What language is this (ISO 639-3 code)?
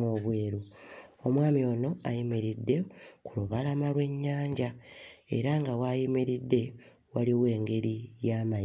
lug